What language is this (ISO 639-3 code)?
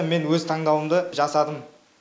kaz